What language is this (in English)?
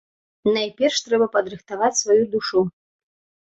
Belarusian